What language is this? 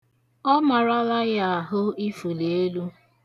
Igbo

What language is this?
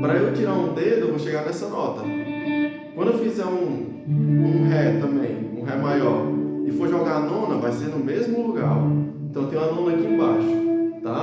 Portuguese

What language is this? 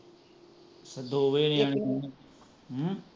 Punjabi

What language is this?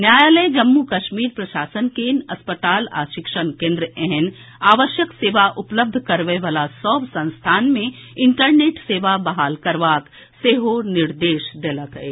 Maithili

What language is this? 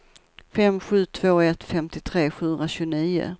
Swedish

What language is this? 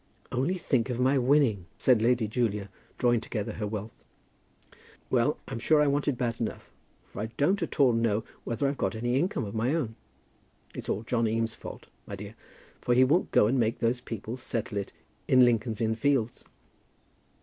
English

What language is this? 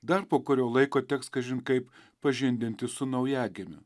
Lithuanian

